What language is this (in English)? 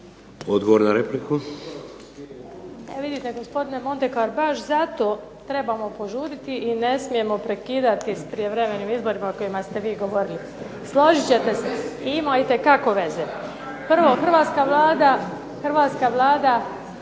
Croatian